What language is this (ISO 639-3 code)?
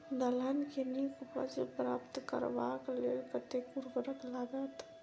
mai